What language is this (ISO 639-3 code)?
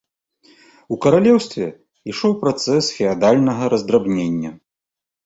bel